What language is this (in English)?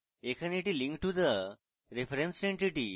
Bangla